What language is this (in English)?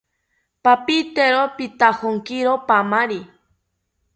South Ucayali Ashéninka